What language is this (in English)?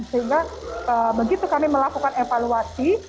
Indonesian